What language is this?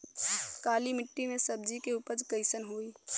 Bhojpuri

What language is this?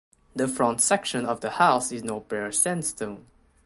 English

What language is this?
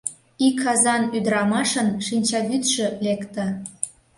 Mari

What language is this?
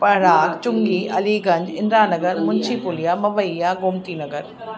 Sindhi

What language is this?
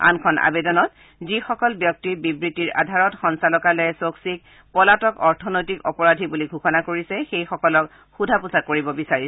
Assamese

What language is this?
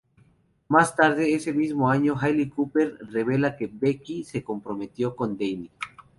Spanish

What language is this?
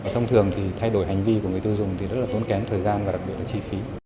Vietnamese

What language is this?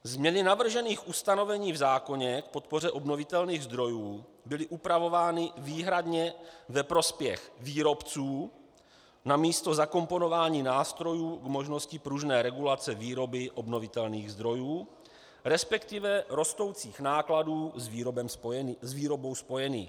Czech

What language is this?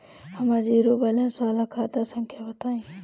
Bhojpuri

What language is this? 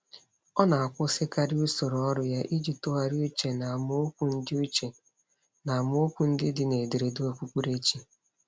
Igbo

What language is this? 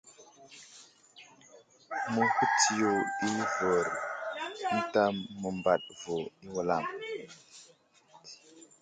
Wuzlam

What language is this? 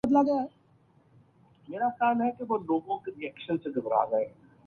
Urdu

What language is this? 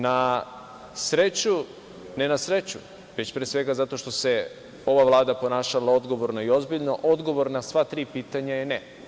Serbian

